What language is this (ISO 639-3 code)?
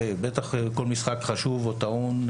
heb